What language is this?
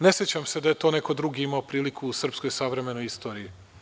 Serbian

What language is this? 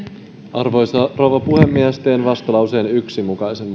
Finnish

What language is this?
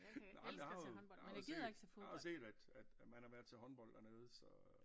Danish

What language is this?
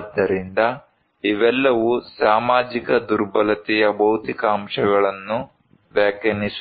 Kannada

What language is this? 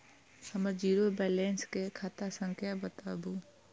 Maithili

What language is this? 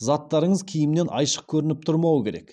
Kazakh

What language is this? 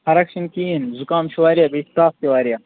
Kashmiri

